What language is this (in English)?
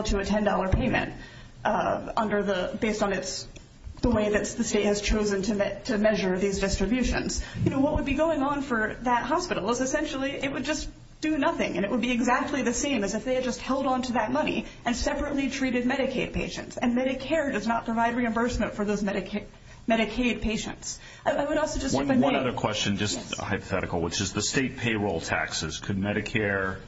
English